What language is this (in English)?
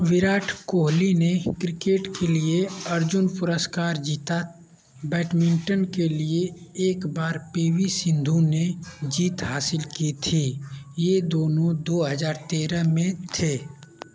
Hindi